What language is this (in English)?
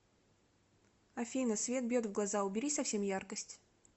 Russian